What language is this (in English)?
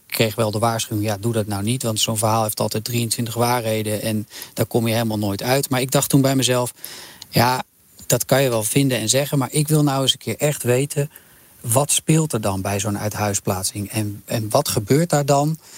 Dutch